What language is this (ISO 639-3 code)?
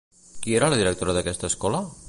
cat